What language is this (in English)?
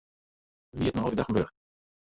Western Frisian